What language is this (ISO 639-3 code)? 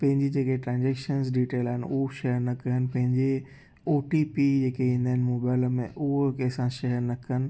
snd